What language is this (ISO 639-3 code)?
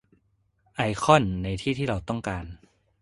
tha